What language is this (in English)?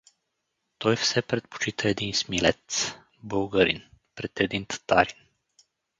Bulgarian